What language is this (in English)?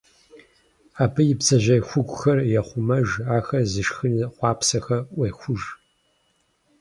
Kabardian